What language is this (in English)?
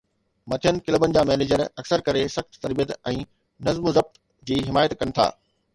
Sindhi